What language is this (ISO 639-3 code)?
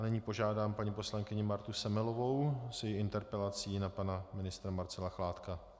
ces